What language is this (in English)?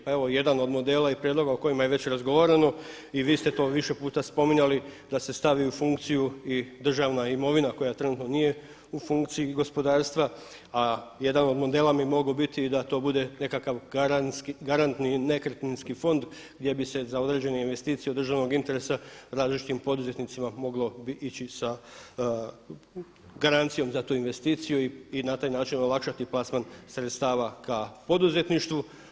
Croatian